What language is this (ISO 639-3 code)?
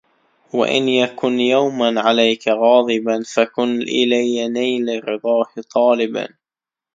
ara